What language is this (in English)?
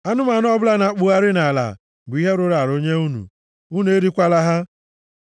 Igbo